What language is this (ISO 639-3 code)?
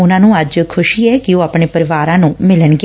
pan